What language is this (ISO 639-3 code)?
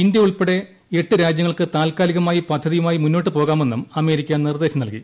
mal